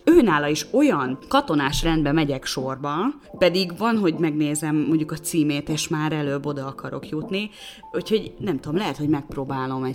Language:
Hungarian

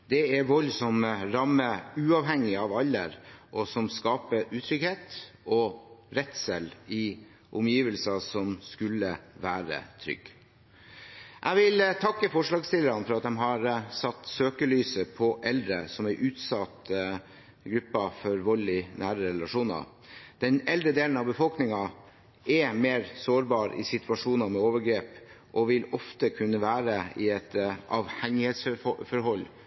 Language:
Norwegian Bokmål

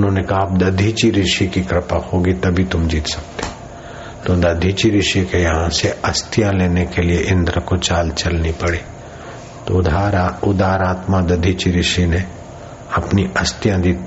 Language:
Hindi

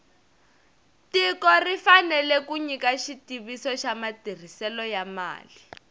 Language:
Tsonga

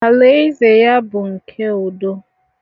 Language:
Igbo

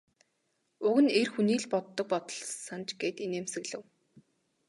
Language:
Mongolian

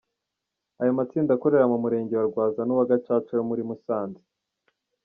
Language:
Kinyarwanda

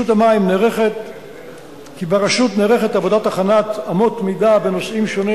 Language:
Hebrew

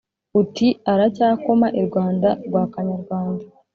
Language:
Kinyarwanda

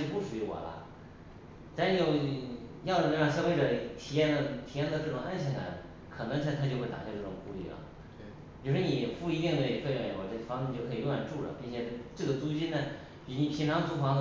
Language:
Chinese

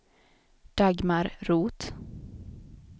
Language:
Swedish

